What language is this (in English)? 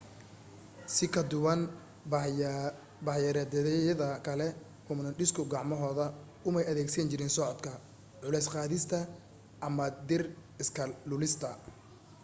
Somali